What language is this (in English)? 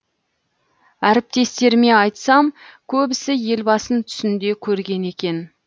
Kazakh